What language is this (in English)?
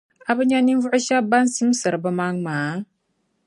Dagbani